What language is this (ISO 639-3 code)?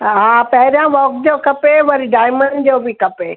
snd